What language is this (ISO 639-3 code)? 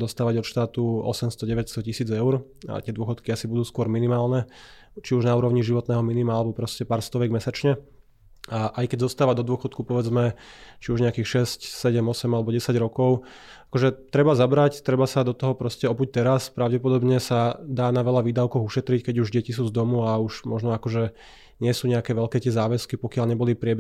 slk